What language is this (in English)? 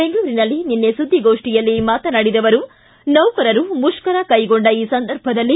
Kannada